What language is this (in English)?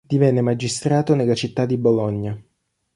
Italian